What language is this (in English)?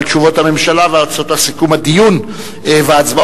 Hebrew